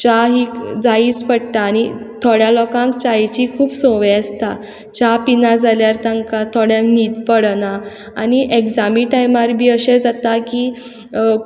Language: Konkani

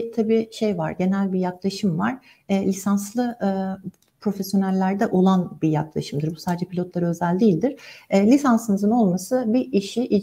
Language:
Turkish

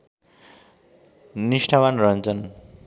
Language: Nepali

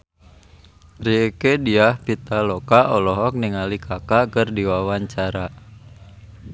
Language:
Sundanese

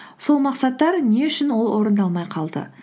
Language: Kazakh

